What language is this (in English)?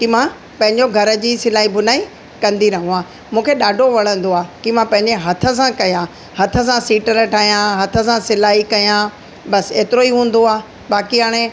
Sindhi